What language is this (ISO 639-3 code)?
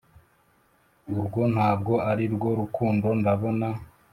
kin